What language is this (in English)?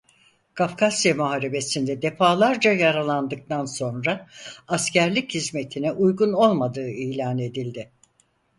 Turkish